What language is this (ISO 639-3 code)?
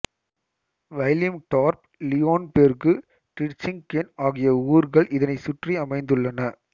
tam